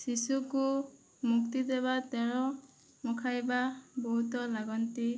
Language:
Odia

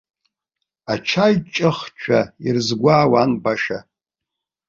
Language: Abkhazian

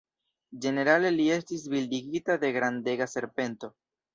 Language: Esperanto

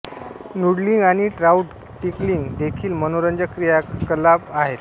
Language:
Marathi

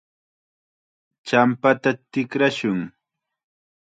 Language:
Chiquián Ancash Quechua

